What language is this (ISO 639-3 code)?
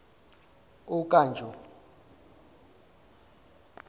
zul